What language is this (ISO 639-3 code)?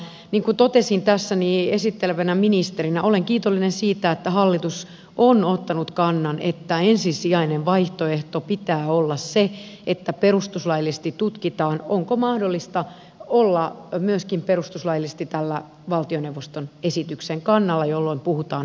fin